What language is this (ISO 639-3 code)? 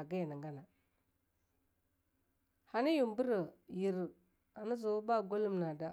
lnu